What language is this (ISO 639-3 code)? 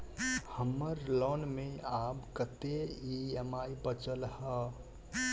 mai